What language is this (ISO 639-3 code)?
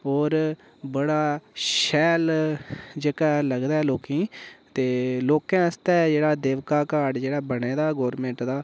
doi